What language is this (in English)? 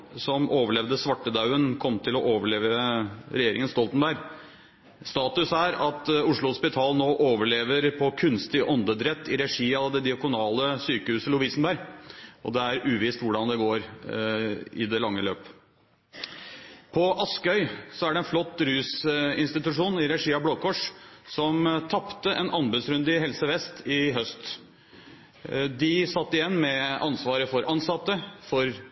Norwegian Bokmål